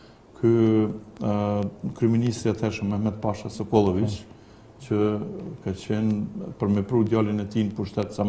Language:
Romanian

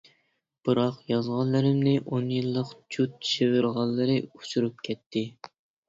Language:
Uyghur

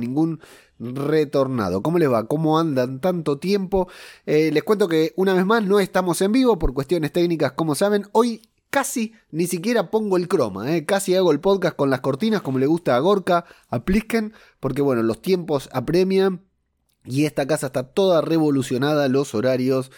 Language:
Spanish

